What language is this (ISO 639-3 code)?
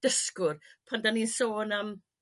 cym